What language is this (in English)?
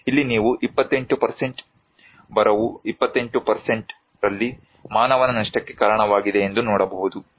Kannada